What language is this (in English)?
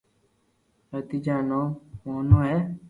Loarki